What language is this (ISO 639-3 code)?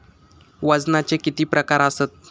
mar